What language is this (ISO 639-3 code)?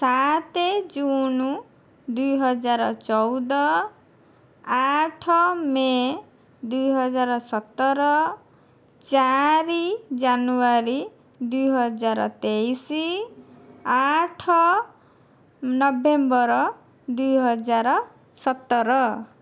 ori